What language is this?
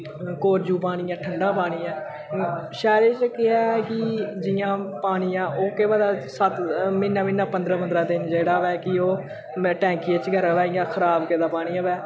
Dogri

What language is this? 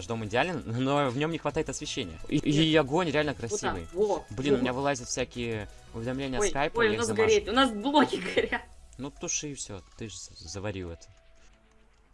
Russian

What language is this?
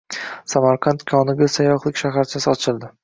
Uzbek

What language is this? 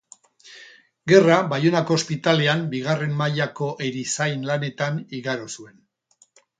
Basque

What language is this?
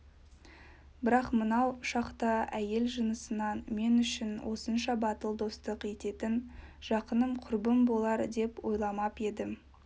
Kazakh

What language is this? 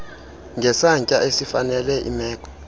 Xhosa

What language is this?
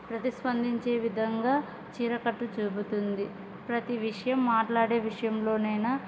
Telugu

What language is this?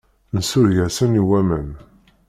Kabyle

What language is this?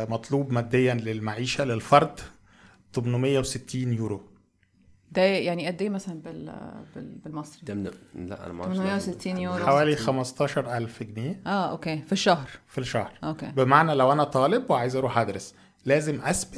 Arabic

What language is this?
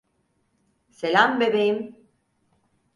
Turkish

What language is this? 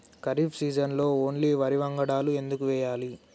Telugu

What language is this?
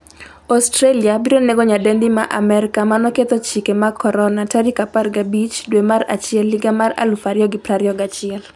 Luo (Kenya and Tanzania)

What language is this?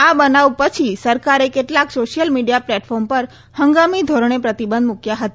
Gujarati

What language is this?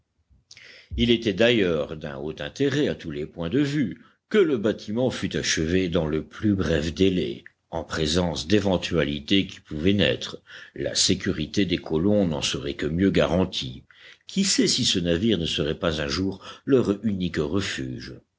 French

